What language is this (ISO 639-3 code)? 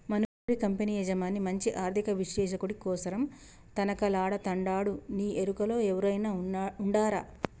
tel